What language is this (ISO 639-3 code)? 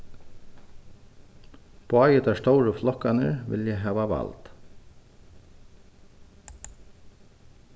fao